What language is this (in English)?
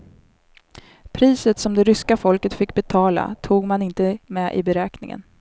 Swedish